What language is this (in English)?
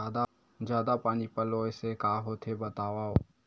Chhattisgarhi